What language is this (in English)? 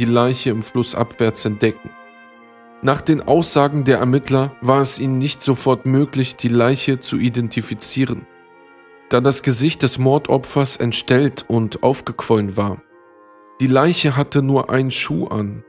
German